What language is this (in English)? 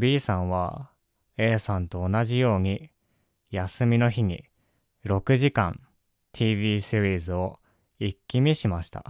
Japanese